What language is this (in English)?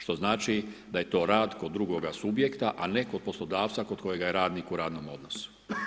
Croatian